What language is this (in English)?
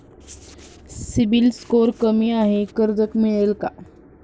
Marathi